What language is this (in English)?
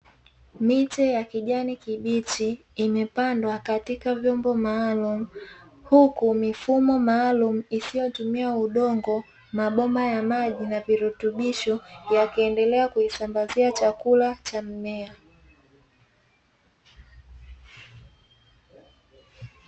Swahili